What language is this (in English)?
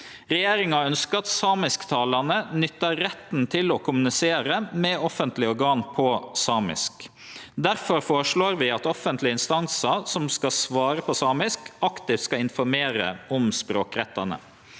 Norwegian